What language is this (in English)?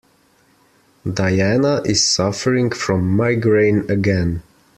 English